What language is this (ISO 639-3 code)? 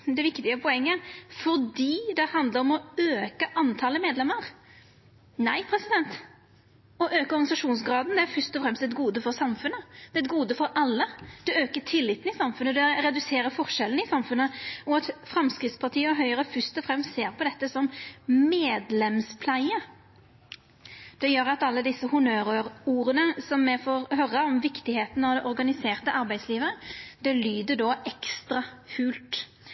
nno